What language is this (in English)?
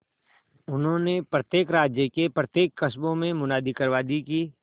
Hindi